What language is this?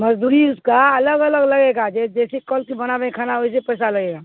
Urdu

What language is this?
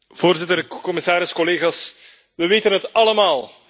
Dutch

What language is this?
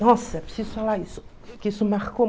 Portuguese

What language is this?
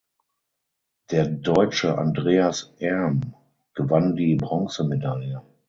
German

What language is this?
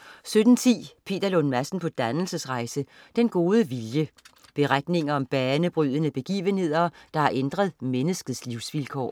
Danish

